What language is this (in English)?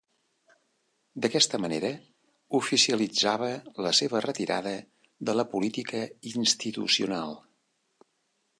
Catalan